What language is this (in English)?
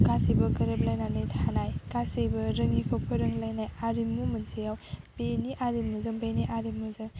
Bodo